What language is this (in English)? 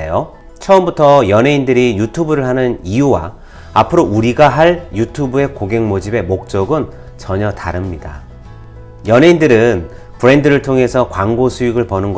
Korean